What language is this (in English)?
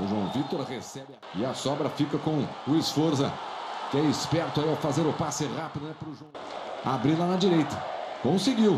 Portuguese